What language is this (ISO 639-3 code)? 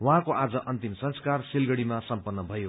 nep